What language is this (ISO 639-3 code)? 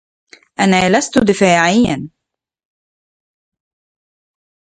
ara